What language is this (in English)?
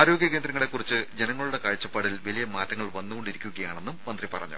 Malayalam